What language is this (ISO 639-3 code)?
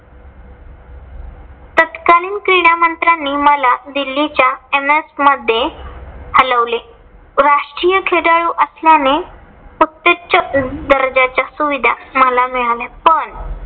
mar